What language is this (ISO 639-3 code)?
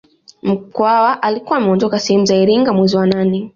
swa